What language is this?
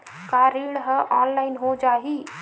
Chhattisgarhi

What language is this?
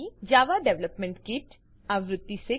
Gujarati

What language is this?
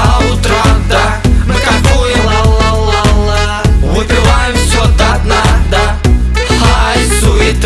Russian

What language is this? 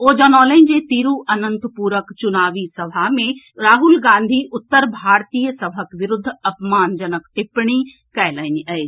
Maithili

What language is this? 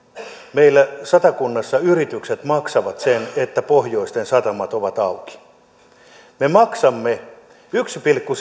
Finnish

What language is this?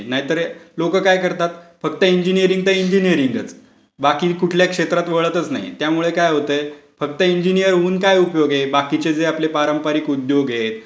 Marathi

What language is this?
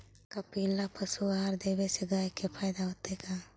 Magahi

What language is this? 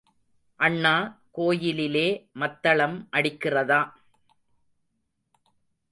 Tamil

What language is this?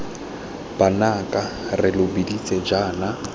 Tswana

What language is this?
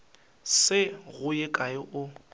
Northern Sotho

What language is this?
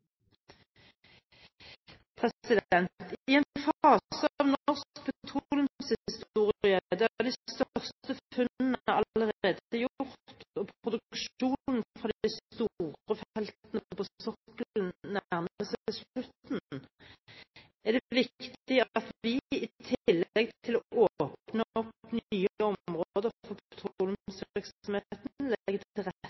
Norwegian Bokmål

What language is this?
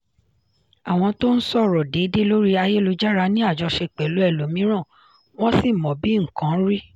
Yoruba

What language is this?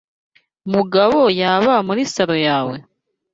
Kinyarwanda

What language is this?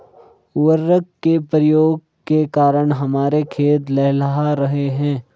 Hindi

